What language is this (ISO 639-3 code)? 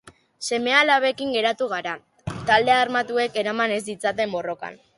eus